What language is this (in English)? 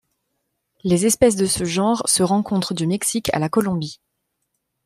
French